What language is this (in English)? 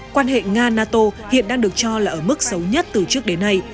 Vietnamese